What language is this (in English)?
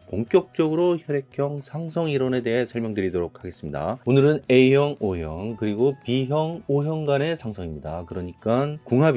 Korean